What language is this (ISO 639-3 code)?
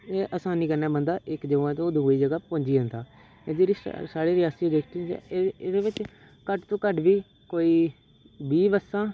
doi